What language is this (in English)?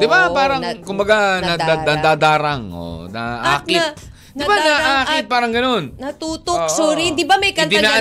Filipino